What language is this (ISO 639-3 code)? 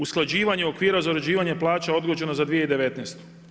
hrv